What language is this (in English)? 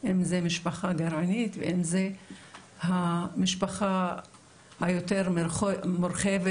Hebrew